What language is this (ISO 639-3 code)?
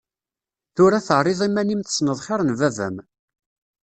kab